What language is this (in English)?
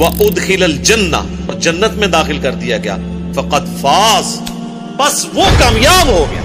Urdu